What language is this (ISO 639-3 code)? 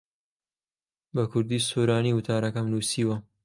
ckb